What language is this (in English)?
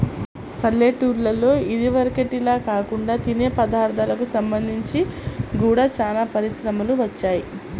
Telugu